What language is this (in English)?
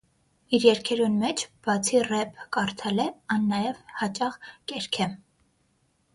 Armenian